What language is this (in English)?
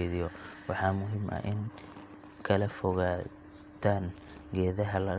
Somali